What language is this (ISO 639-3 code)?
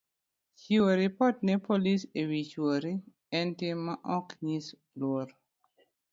luo